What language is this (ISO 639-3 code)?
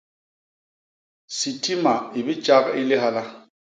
bas